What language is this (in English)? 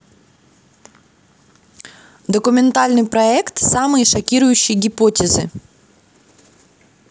Russian